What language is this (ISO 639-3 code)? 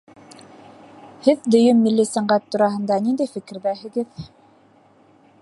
bak